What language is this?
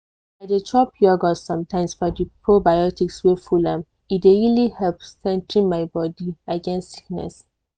Nigerian Pidgin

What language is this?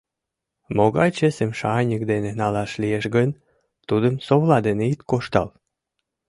Mari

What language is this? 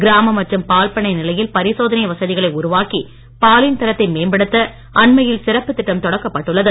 Tamil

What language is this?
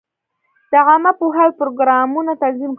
Pashto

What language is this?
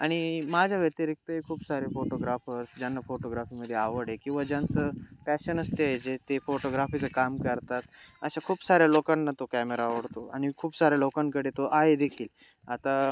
Marathi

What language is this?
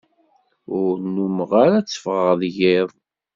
Kabyle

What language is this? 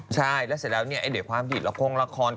Thai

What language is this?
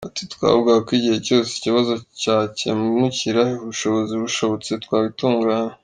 Kinyarwanda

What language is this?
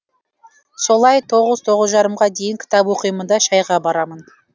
Kazakh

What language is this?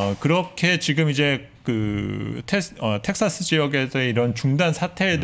Korean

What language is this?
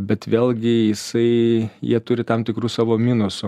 Lithuanian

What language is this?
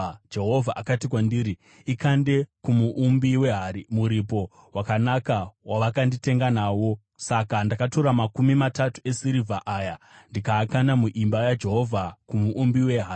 Shona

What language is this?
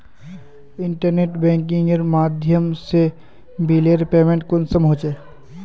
Magahi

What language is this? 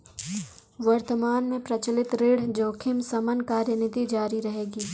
Hindi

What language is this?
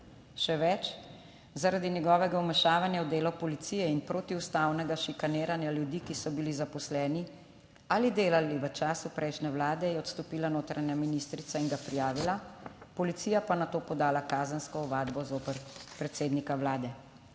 Slovenian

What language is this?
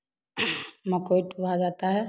Hindi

